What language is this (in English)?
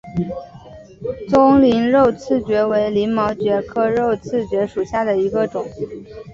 Chinese